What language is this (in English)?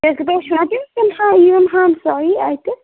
Kashmiri